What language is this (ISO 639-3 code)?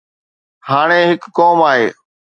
snd